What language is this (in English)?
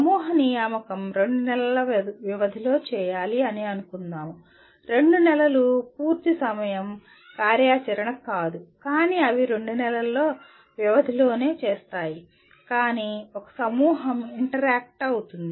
Telugu